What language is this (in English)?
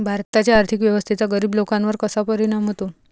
Marathi